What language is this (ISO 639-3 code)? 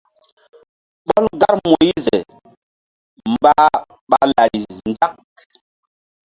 mdd